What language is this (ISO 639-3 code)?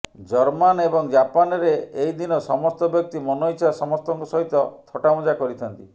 ori